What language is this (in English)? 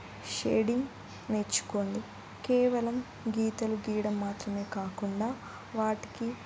Telugu